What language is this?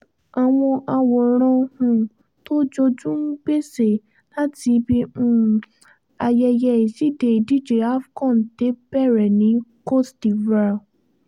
Yoruba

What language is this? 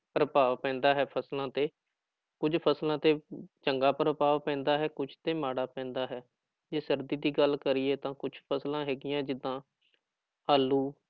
Punjabi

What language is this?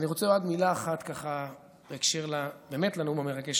Hebrew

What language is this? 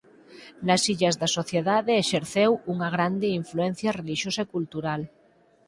Galician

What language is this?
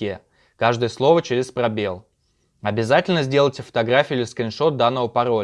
Russian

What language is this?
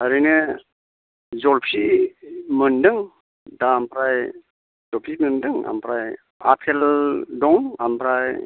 Bodo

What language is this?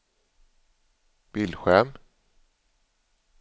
Swedish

